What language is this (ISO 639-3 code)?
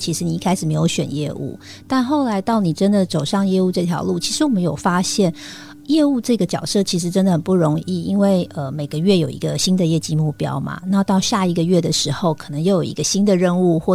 zho